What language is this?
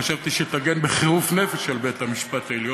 Hebrew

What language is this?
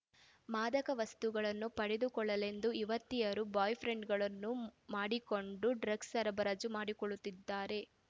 Kannada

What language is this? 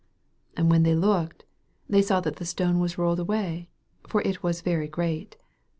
English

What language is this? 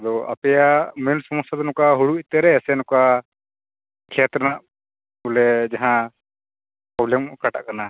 Santali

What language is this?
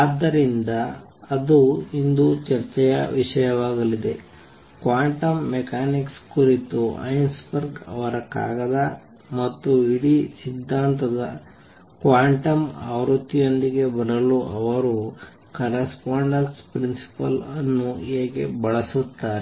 Kannada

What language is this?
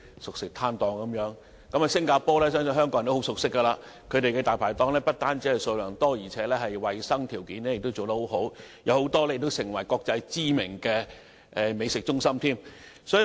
Cantonese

